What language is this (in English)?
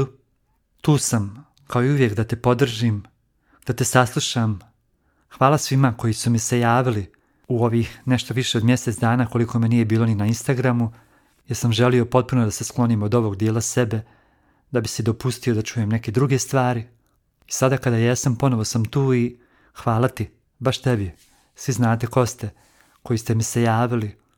Croatian